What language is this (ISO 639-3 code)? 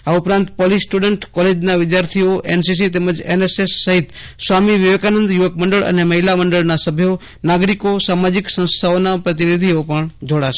guj